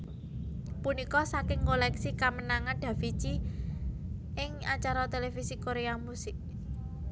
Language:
Javanese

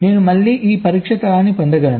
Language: Telugu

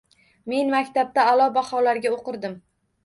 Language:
Uzbek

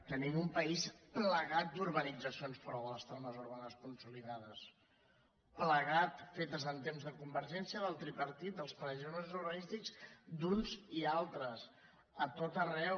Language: Catalan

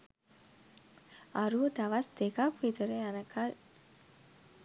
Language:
Sinhala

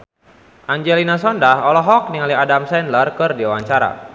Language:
Sundanese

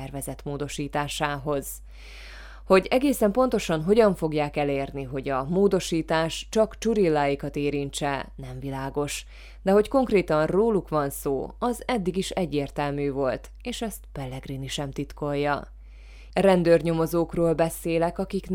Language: Hungarian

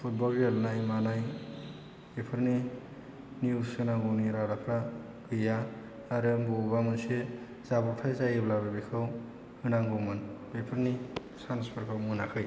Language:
Bodo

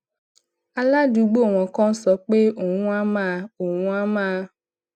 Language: Yoruba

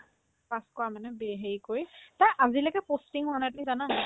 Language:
Assamese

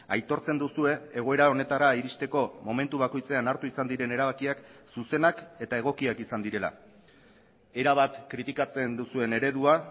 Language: Basque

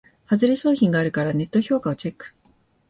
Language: Japanese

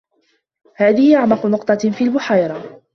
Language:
Arabic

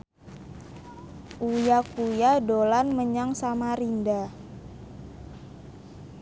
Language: Javanese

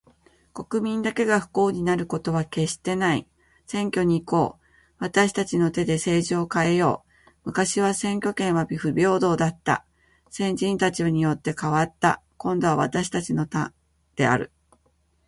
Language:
Japanese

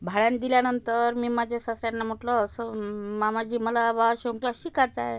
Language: Marathi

